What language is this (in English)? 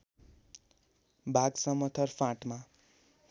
Nepali